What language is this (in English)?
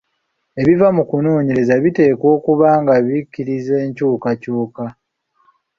Ganda